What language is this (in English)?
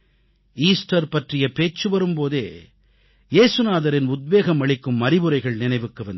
Tamil